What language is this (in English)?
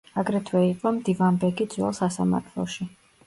Georgian